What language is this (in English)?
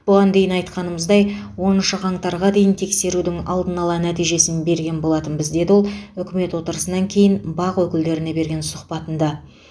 Kazakh